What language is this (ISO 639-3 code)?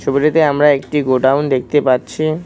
ben